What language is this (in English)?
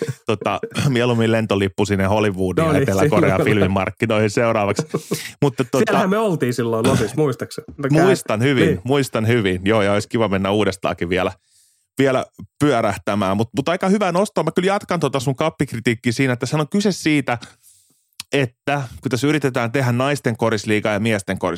Finnish